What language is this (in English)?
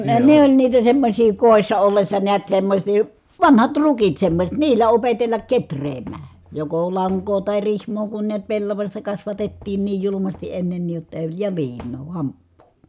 Finnish